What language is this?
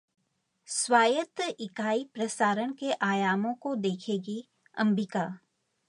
Hindi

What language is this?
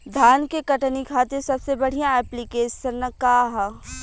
Bhojpuri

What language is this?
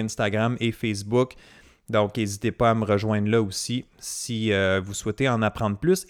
French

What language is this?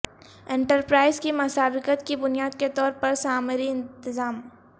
Urdu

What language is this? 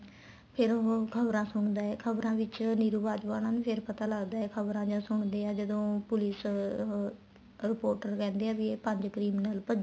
Punjabi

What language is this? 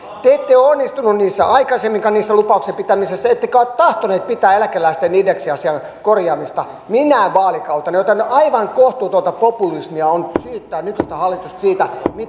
Finnish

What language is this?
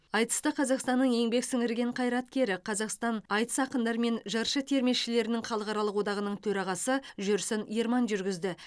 Kazakh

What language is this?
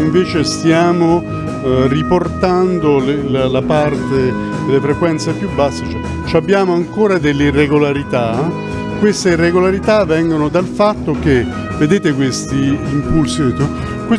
Italian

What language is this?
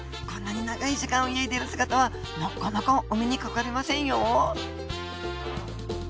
Japanese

